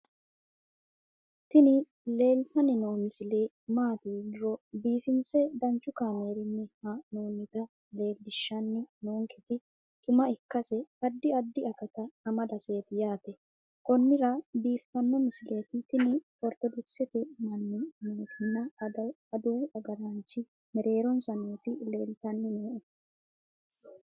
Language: Sidamo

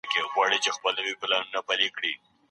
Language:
Pashto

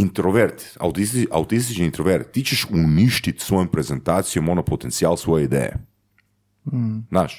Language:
Croatian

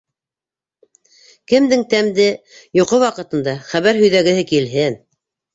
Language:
Bashkir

